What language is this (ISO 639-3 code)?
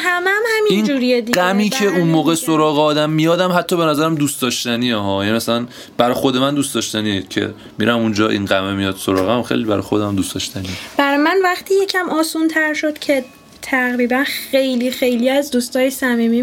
fas